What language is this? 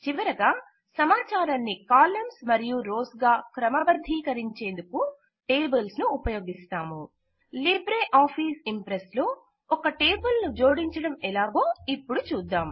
Telugu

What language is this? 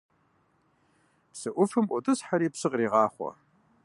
Kabardian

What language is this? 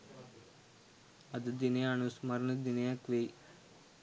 Sinhala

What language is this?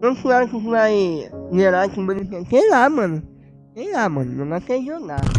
Portuguese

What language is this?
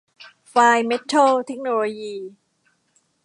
Thai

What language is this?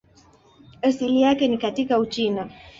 Swahili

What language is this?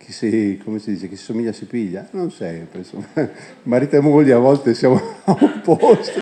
Italian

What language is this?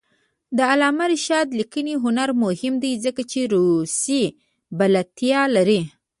Pashto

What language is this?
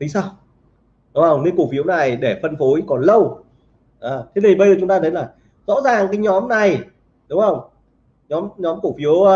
Vietnamese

